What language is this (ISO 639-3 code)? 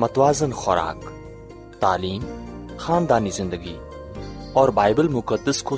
urd